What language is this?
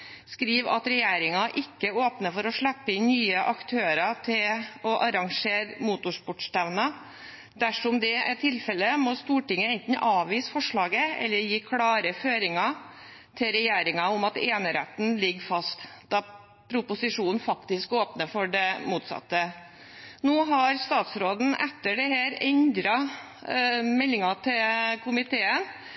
Norwegian Bokmål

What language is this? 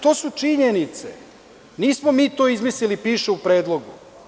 Serbian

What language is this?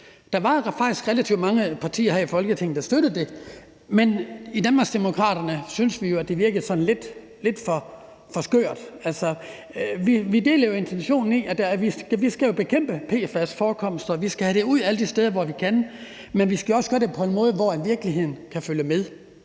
Danish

